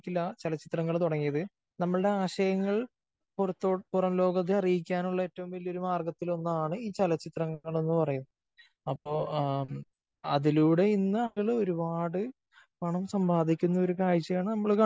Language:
Malayalam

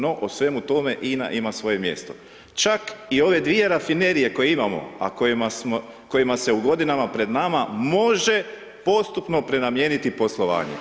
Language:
Croatian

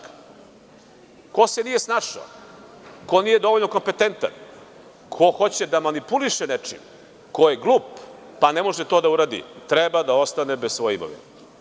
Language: Serbian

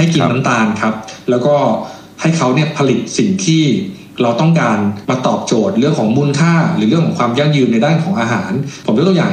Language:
Thai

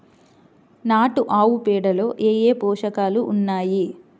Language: Telugu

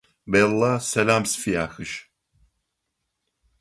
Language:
Adyghe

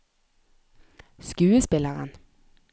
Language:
Norwegian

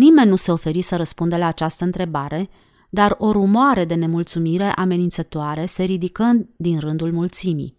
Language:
Romanian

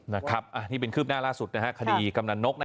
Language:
Thai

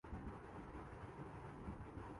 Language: Urdu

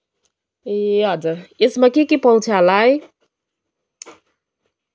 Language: Nepali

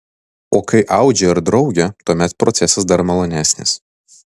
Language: Lithuanian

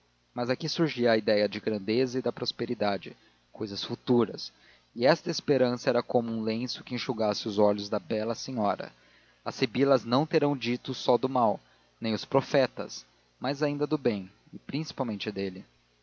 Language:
Portuguese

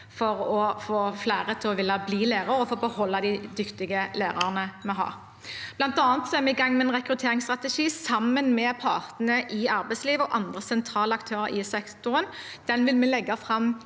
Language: Norwegian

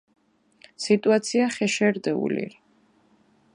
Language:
Mingrelian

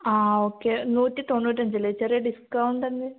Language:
Malayalam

